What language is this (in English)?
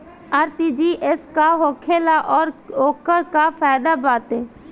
Bhojpuri